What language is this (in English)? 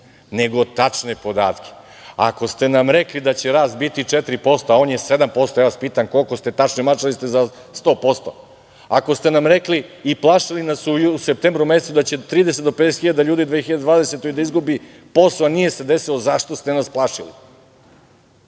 Serbian